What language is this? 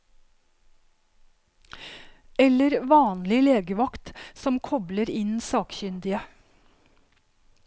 Norwegian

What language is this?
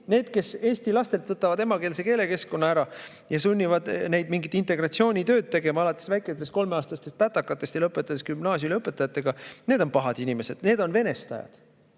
Estonian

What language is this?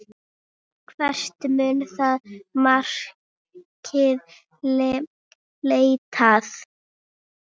Icelandic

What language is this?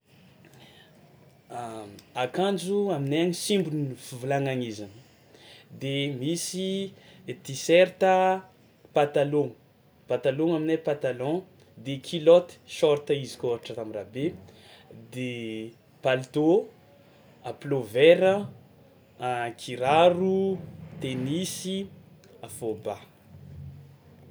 Tsimihety Malagasy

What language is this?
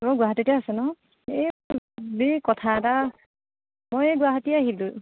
Assamese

